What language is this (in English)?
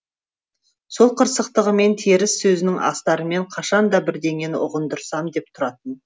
Kazakh